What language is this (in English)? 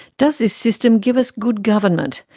English